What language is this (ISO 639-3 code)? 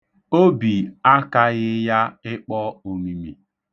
ibo